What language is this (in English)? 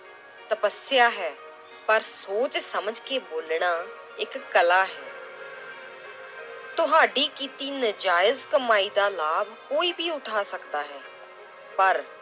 Punjabi